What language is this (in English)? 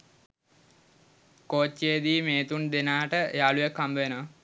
Sinhala